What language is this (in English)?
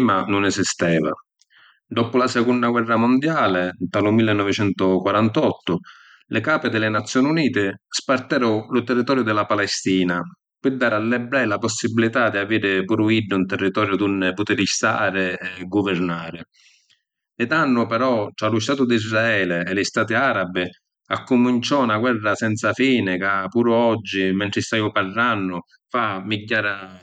Sicilian